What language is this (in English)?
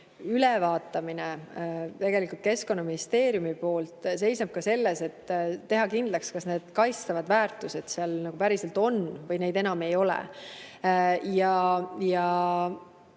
Estonian